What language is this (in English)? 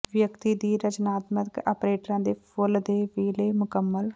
Punjabi